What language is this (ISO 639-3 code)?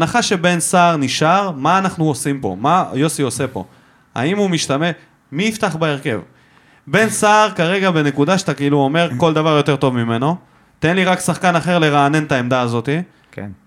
heb